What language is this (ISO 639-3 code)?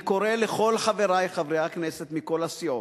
heb